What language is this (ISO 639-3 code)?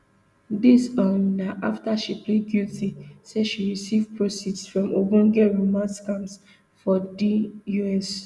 pcm